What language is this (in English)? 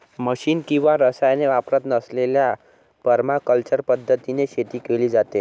Marathi